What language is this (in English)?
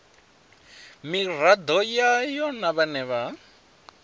Venda